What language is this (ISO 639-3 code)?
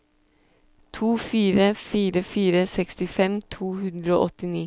nor